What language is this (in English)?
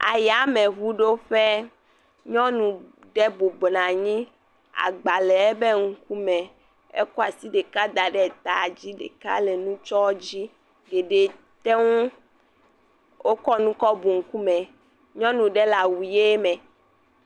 Ewe